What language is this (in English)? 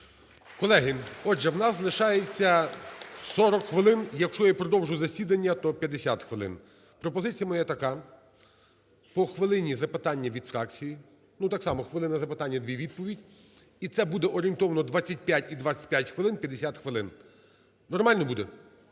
Ukrainian